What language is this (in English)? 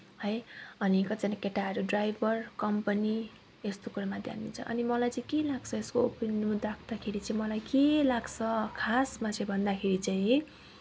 Nepali